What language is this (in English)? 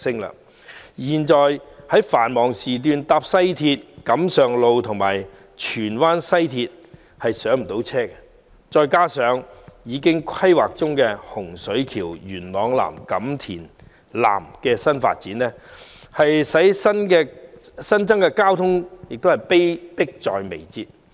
Cantonese